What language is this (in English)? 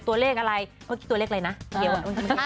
Thai